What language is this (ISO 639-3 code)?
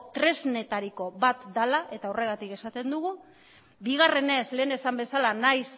eus